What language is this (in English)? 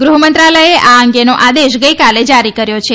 Gujarati